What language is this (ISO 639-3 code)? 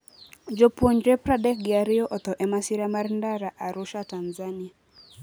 luo